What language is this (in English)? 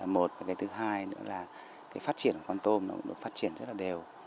Vietnamese